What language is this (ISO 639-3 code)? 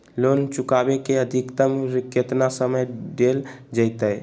mag